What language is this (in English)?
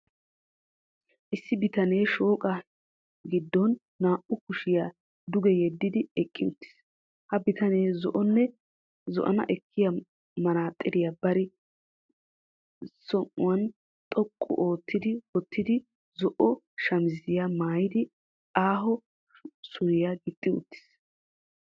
Wolaytta